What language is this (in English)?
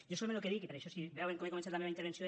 Catalan